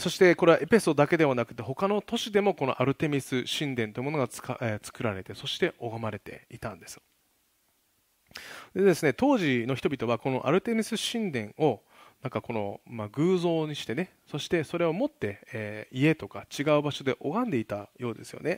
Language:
Japanese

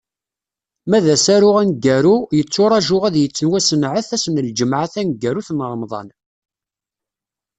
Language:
Kabyle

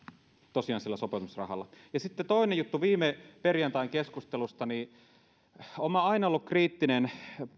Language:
Finnish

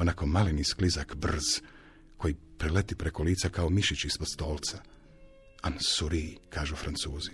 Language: Croatian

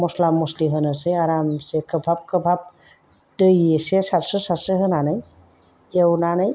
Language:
Bodo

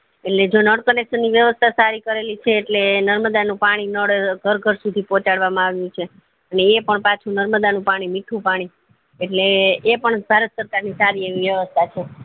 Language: Gujarati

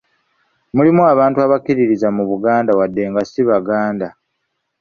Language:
Ganda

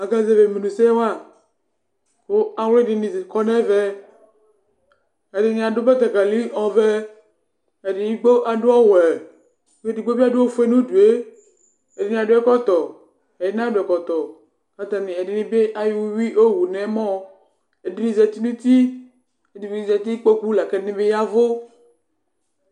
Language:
Ikposo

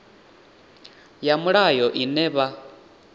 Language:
Venda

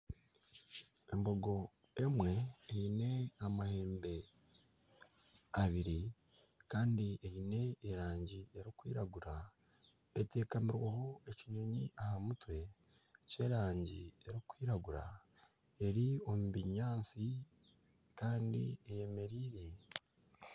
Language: Nyankole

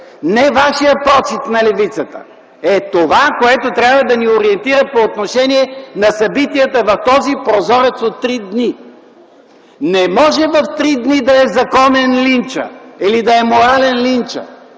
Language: Bulgarian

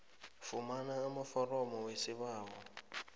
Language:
South Ndebele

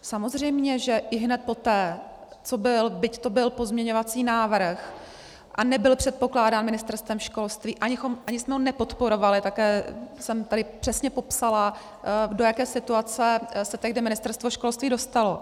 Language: Czech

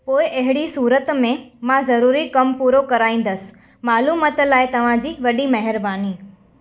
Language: Sindhi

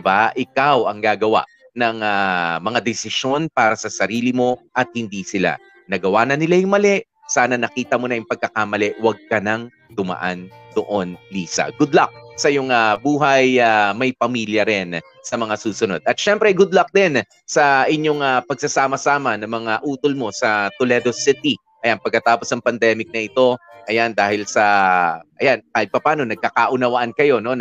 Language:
Filipino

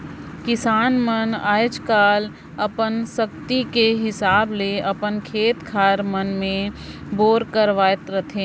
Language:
Chhattisgarhi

